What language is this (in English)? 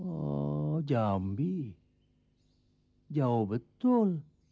Indonesian